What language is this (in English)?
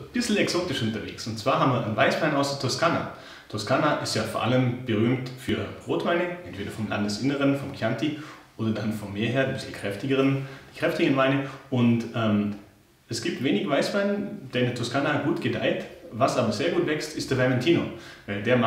German